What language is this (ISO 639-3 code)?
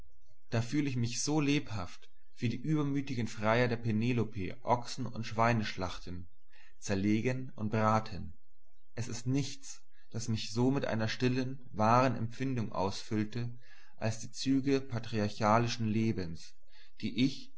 deu